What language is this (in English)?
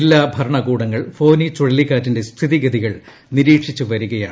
Malayalam